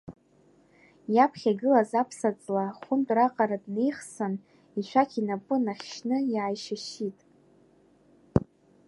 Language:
Abkhazian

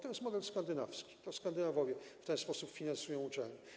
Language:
Polish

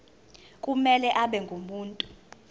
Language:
Zulu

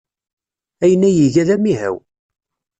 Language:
Kabyle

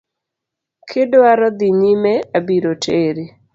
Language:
Luo (Kenya and Tanzania)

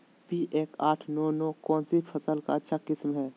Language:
Magahi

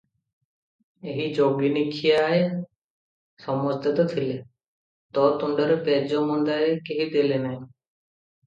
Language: Odia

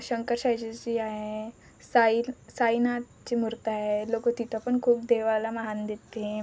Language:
Marathi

